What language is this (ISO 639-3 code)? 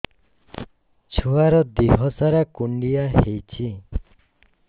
ori